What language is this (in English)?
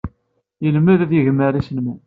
Kabyle